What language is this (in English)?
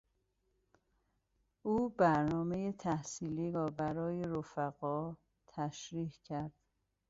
Persian